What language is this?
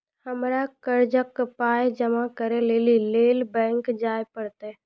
Maithili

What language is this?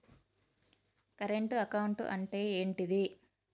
Telugu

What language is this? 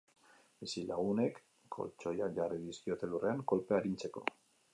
Basque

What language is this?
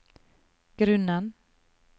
Norwegian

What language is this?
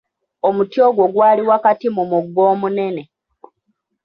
Ganda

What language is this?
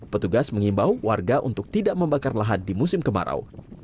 Indonesian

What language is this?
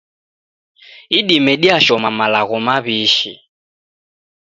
Taita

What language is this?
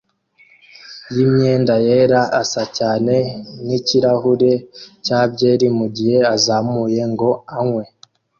Kinyarwanda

